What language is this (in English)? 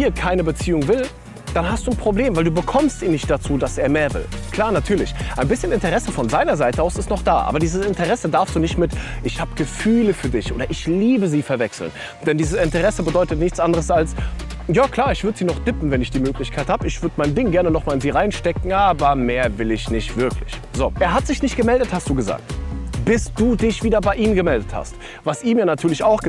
German